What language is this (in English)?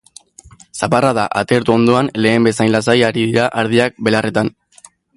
Basque